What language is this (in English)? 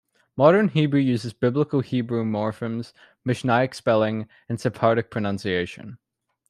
English